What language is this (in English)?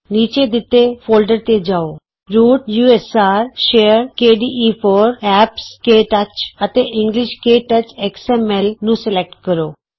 Punjabi